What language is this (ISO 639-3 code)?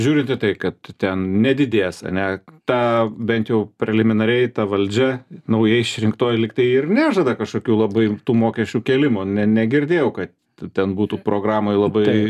lit